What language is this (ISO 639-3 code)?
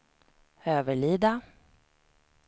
swe